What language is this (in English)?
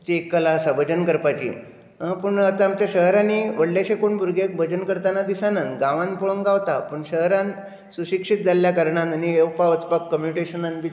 Konkani